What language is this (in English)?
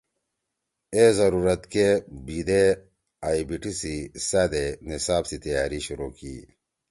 Torwali